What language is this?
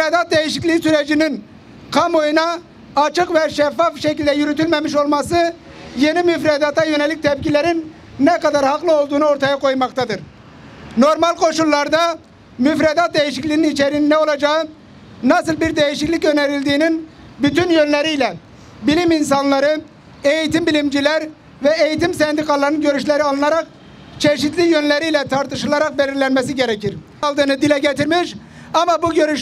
Turkish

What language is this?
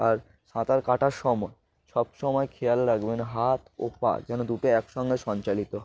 Bangla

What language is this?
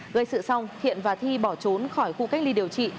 Vietnamese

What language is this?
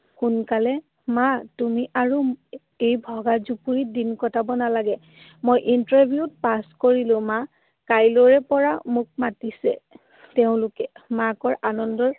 Assamese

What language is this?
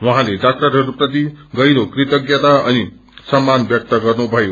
Nepali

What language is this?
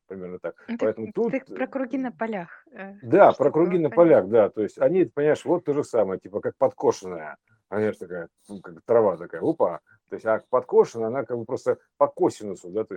Russian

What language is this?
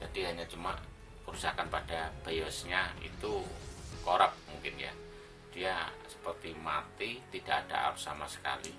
Indonesian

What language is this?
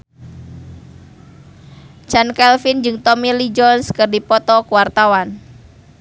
Sundanese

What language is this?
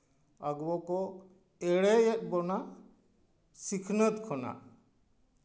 Santali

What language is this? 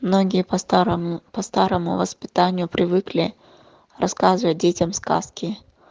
Russian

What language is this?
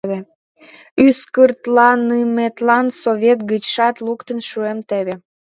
Mari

